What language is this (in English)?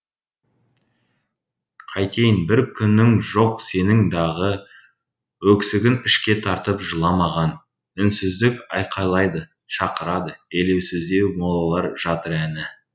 Kazakh